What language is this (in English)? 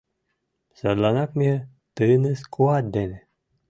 Mari